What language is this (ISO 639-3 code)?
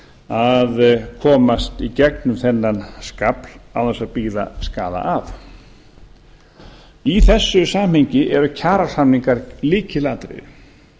isl